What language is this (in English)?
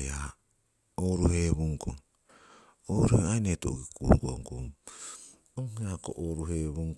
Siwai